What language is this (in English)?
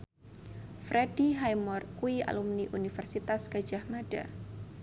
Javanese